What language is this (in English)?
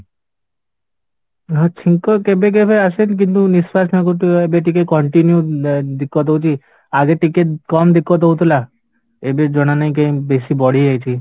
Odia